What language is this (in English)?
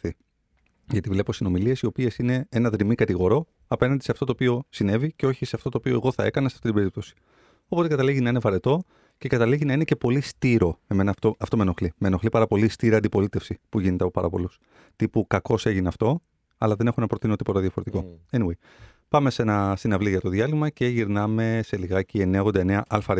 Greek